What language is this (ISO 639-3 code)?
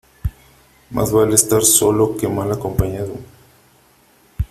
spa